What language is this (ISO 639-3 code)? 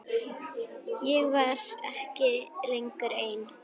isl